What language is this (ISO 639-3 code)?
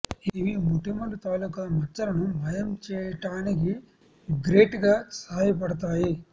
tel